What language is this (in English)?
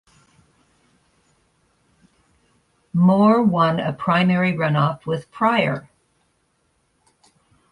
English